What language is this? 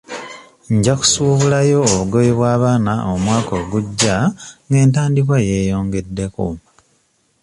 Ganda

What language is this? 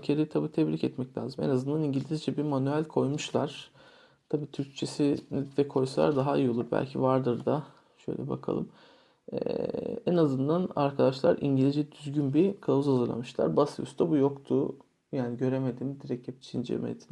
Turkish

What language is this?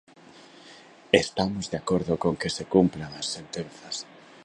Galician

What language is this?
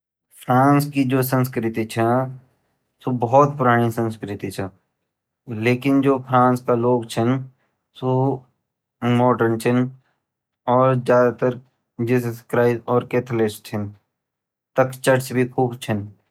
Garhwali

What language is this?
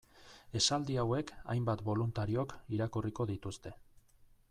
Basque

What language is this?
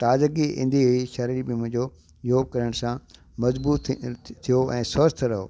Sindhi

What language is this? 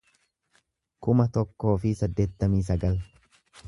Oromo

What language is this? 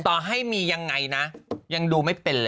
Thai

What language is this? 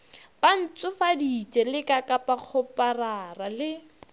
Northern Sotho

